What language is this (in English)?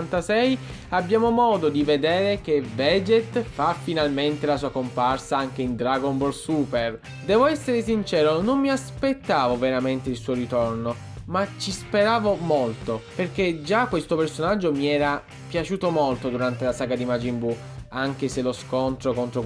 Italian